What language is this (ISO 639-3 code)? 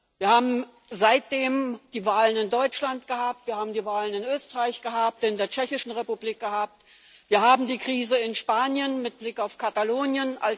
deu